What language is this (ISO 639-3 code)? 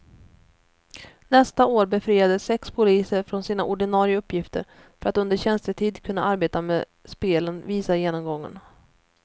swe